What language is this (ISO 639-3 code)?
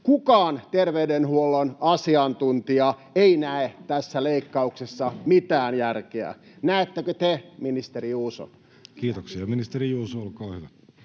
fin